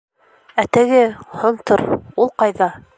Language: Bashkir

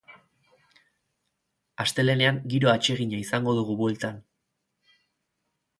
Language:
Basque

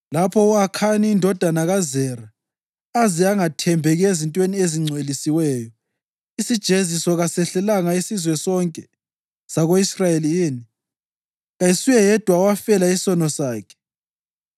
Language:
North Ndebele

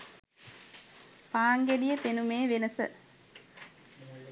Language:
Sinhala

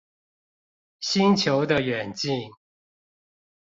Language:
Chinese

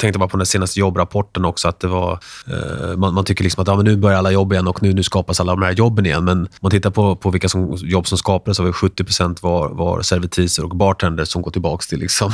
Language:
Swedish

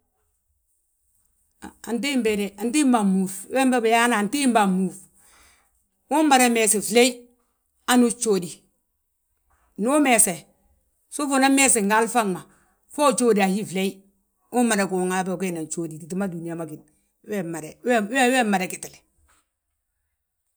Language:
Balanta-Ganja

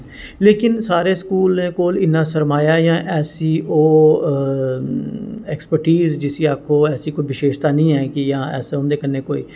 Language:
Dogri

